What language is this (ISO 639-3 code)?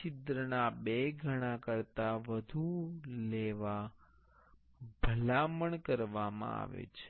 guj